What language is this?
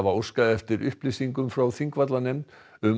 Icelandic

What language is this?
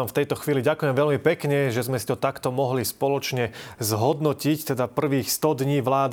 Slovak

